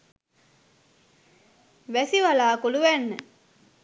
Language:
Sinhala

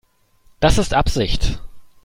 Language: German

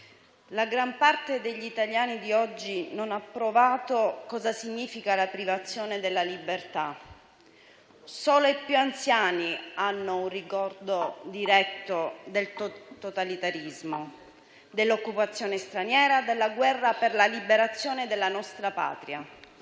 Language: Italian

